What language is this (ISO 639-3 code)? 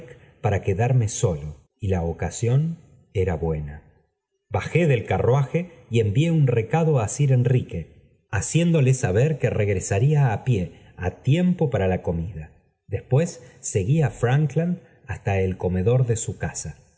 spa